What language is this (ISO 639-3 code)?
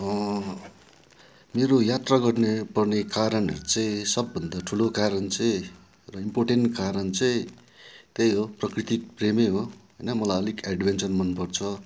nep